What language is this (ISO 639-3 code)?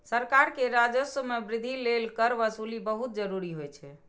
mai